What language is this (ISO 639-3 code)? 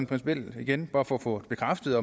dan